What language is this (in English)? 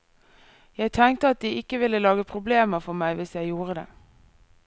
Norwegian